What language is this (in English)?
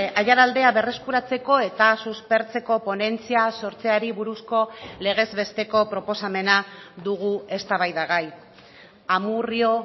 Basque